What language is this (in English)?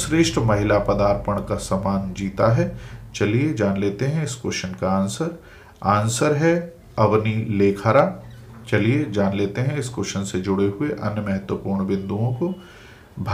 Hindi